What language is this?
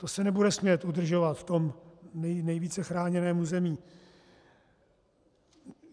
Czech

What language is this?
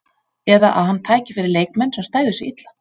Icelandic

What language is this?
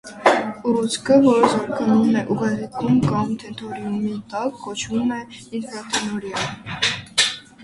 Armenian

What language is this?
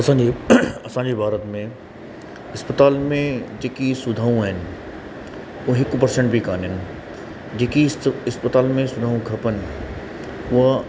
Sindhi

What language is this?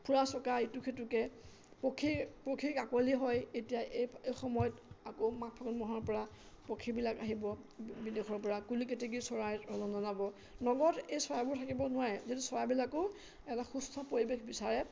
Assamese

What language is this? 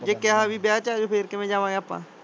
Punjabi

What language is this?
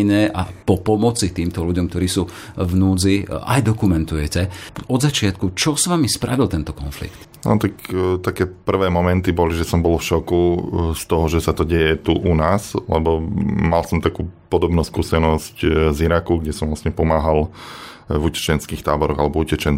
Slovak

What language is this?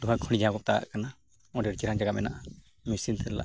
Santali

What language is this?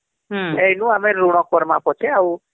Odia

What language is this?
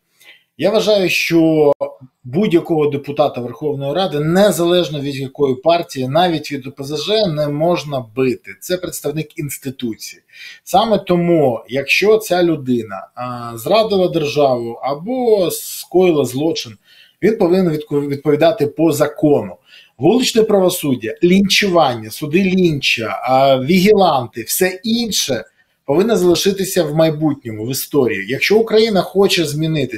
Ukrainian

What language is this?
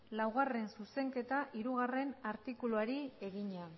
Basque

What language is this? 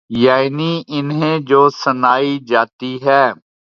Urdu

